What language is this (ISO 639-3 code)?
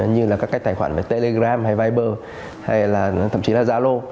vie